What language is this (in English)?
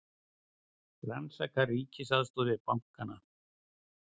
Icelandic